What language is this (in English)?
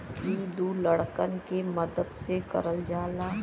Bhojpuri